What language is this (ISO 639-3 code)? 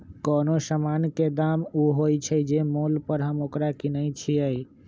mag